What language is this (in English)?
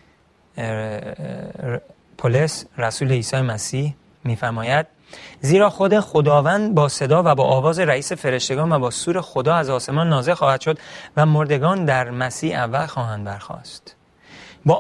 Persian